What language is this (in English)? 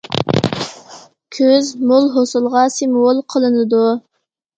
Uyghur